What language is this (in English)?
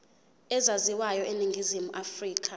Zulu